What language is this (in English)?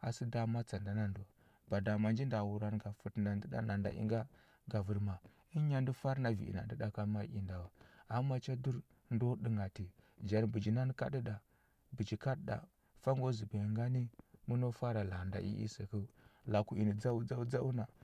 Huba